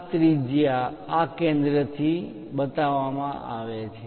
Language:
Gujarati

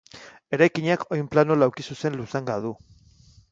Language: Basque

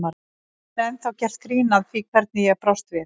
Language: Icelandic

